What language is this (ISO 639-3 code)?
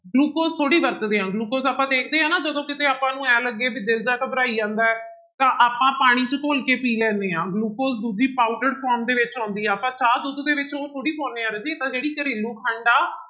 pan